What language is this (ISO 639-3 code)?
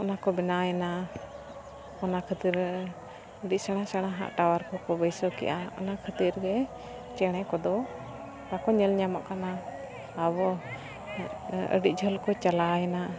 sat